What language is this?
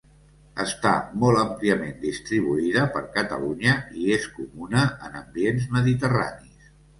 Catalan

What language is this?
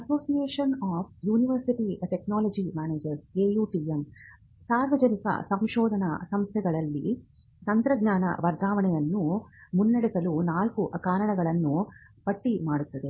Kannada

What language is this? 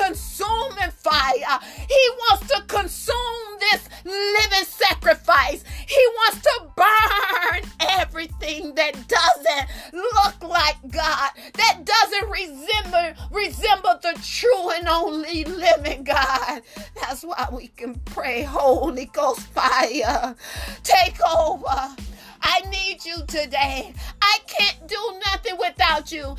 English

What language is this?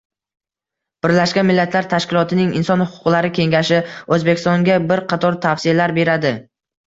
Uzbek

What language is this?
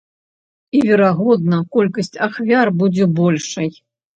Belarusian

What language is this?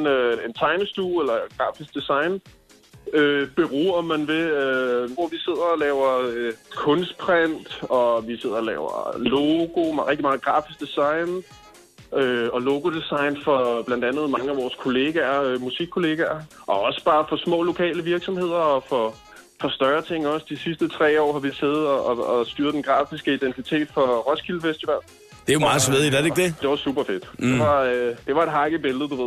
Danish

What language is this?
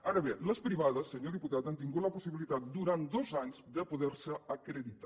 Catalan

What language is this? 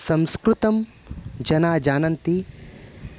Sanskrit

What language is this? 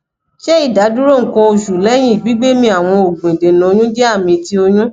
Yoruba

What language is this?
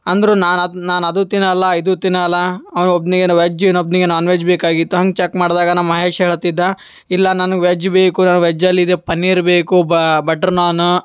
Kannada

